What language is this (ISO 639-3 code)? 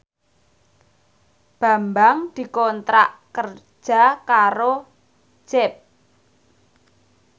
jav